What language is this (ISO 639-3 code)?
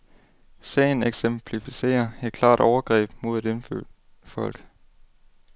dan